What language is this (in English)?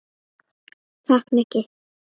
Icelandic